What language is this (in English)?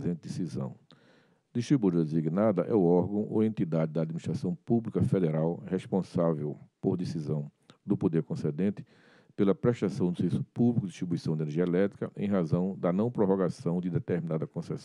Portuguese